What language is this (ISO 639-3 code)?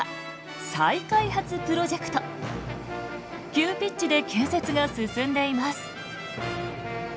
jpn